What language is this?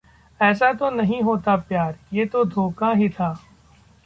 Hindi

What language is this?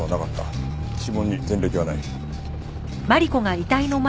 Japanese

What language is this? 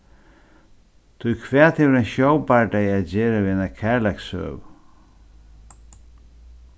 Faroese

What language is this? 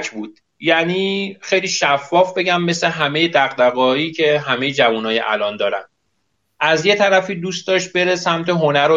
Persian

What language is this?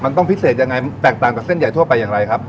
Thai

